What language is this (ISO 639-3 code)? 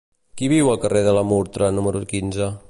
cat